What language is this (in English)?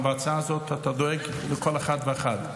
Hebrew